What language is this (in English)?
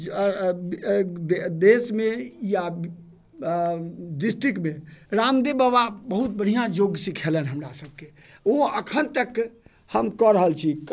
Maithili